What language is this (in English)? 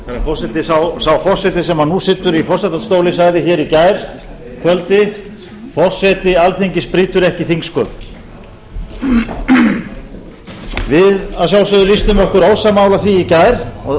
Icelandic